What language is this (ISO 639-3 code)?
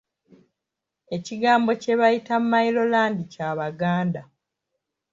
lug